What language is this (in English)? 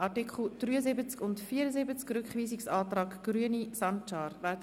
Swiss German